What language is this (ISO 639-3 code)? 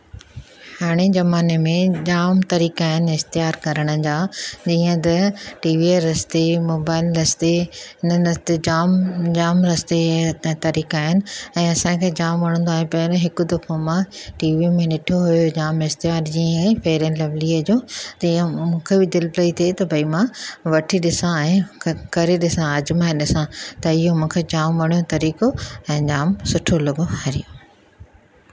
snd